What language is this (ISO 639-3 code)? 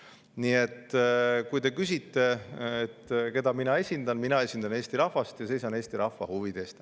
est